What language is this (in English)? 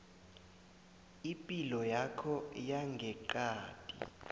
South Ndebele